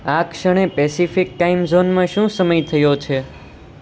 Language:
Gujarati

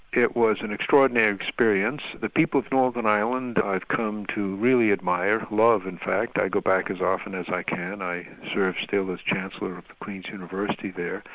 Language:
English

